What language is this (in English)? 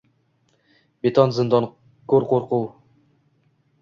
Uzbek